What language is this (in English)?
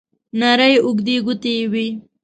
Pashto